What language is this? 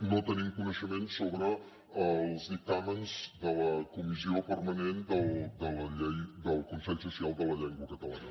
Catalan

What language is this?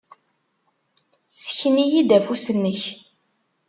Kabyle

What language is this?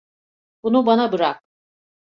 Turkish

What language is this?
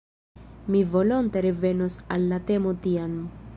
Esperanto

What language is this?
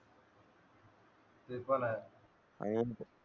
Marathi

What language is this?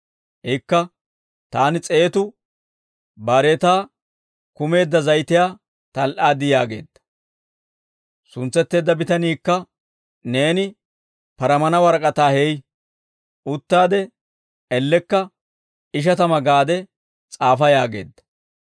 Dawro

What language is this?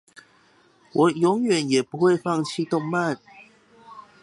Chinese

